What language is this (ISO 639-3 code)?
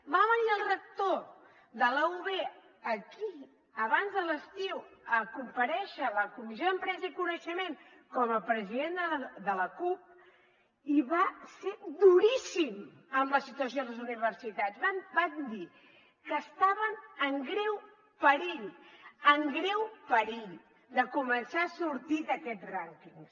cat